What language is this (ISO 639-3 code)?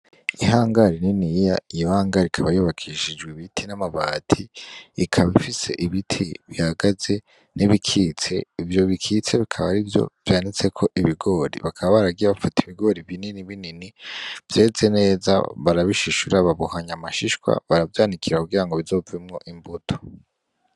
run